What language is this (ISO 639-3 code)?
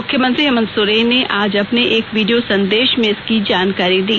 hin